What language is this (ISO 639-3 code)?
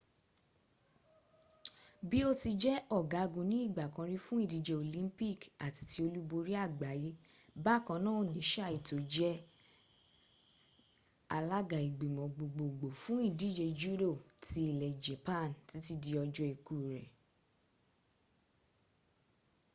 yor